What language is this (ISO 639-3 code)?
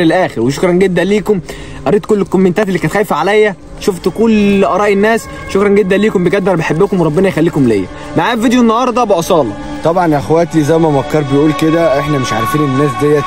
ara